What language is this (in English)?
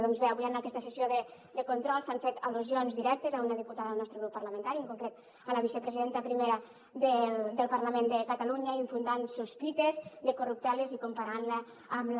Catalan